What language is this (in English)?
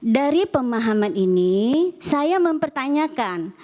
Indonesian